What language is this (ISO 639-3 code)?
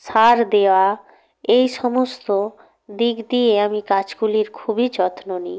ben